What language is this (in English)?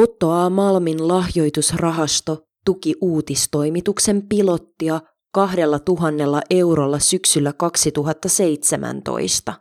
Finnish